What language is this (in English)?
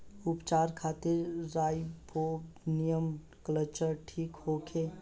Bhojpuri